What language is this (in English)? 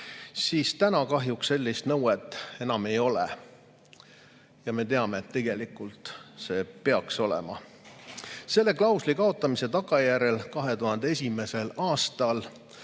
Estonian